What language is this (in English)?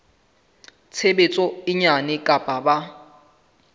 Southern Sotho